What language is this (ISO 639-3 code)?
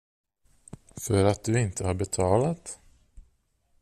swe